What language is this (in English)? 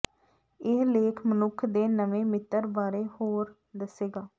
Punjabi